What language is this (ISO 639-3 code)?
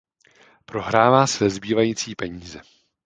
ces